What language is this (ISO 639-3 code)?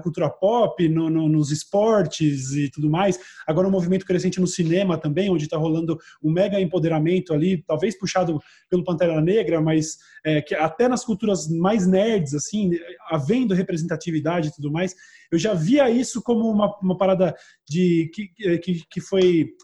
por